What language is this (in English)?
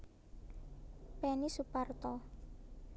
Javanese